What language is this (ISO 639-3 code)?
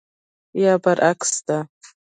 pus